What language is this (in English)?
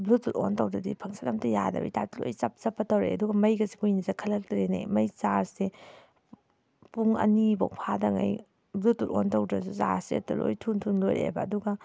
Manipuri